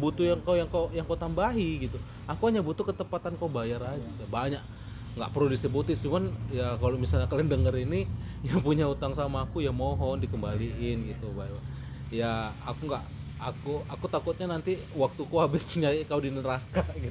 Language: Indonesian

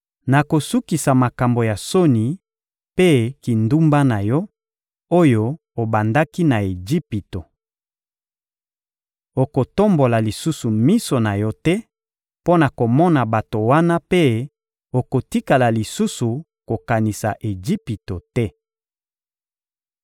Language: Lingala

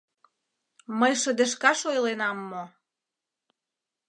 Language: Mari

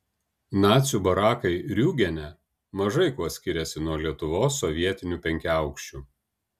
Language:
Lithuanian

